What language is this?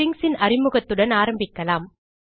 Tamil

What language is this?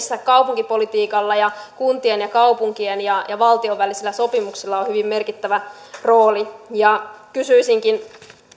Finnish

